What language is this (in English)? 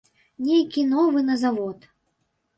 Belarusian